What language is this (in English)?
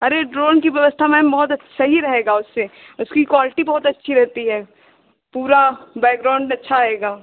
Hindi